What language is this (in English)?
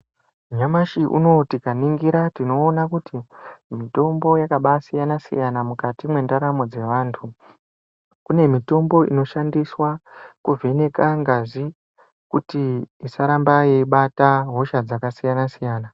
Ndau